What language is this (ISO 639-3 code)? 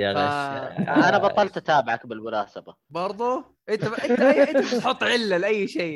ara